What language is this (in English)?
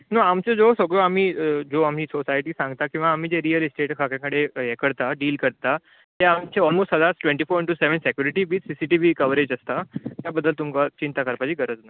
Konkani